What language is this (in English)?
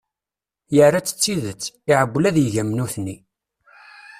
Kabyle